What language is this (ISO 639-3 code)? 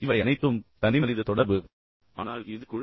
tam